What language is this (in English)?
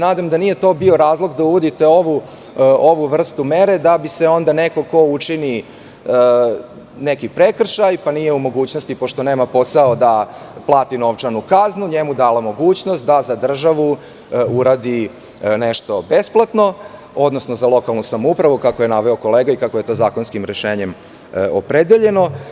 Serbian